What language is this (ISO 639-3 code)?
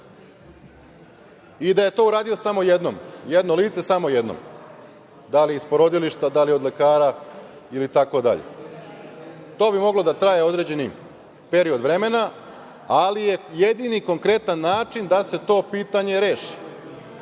srp